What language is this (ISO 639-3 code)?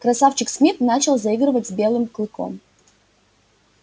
rus